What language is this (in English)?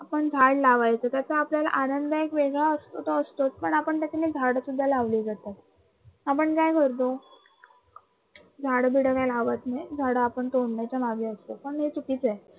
Marathi